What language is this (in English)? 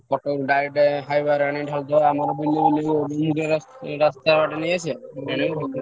Odia